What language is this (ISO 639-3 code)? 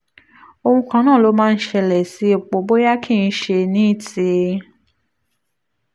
yor